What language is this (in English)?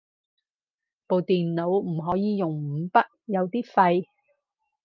Cantonese